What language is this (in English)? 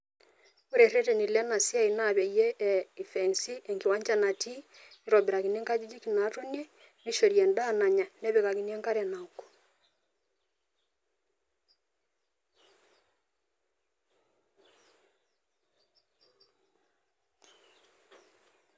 Masai